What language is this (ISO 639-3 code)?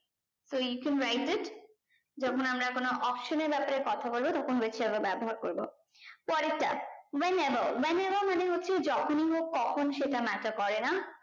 ben